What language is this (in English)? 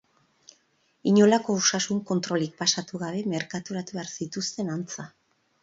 Basque